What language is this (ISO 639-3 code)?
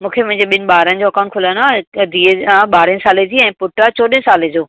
snd